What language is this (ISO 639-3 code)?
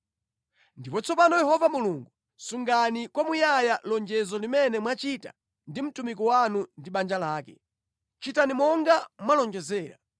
nya